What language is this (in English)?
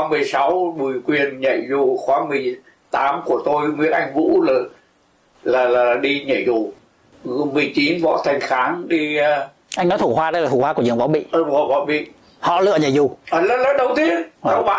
Vietnamese